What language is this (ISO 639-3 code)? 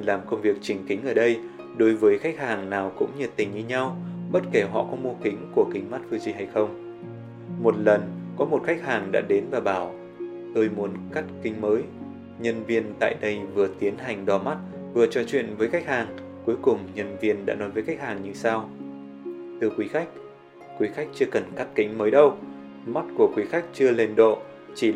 vie